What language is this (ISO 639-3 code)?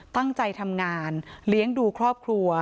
tha